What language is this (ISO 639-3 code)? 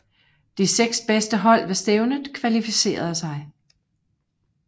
dan